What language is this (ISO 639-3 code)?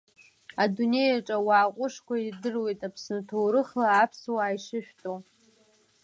abk